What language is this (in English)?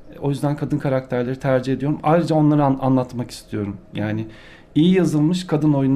Turkish